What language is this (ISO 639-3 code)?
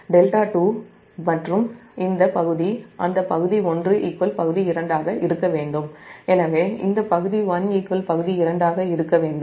tam